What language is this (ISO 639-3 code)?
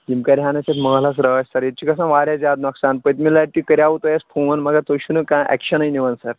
kas